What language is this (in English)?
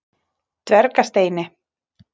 Icelandic